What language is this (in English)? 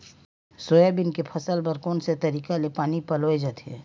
Chhattisgarhi